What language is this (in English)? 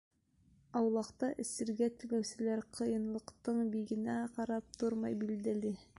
Bashkir